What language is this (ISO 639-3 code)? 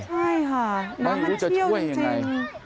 tha